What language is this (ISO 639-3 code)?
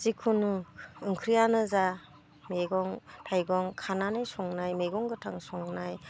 brx